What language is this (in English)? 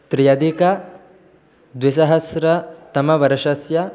Sanskrit